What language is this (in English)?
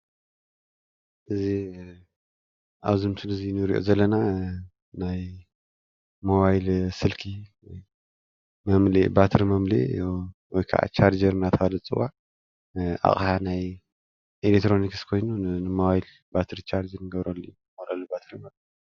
Tigrinya